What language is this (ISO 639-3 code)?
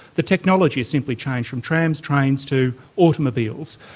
eng